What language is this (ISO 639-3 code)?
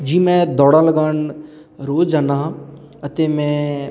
pan